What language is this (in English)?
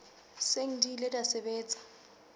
Southern Sotho